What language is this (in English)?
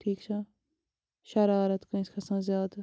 Kashmiri